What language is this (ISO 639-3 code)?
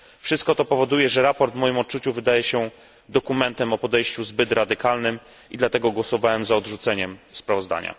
pol